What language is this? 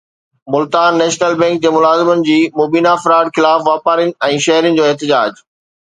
Sindhi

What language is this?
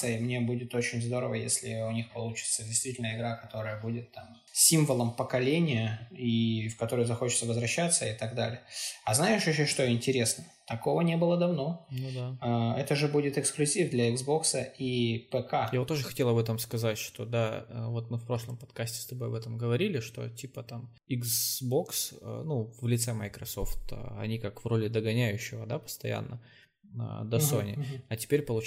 Russian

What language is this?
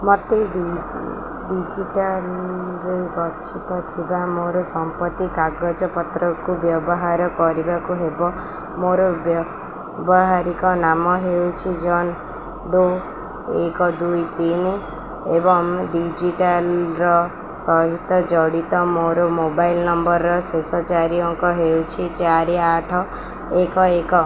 Odia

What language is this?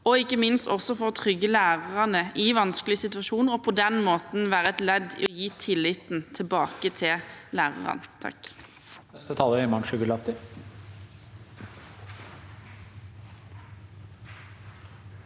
Norwegian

